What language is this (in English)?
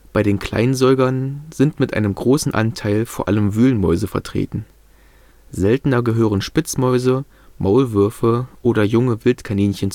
German